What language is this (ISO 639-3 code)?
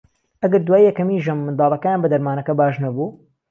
ckb